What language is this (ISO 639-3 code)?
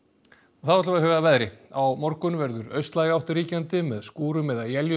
isl